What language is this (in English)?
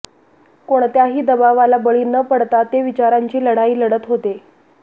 Marathi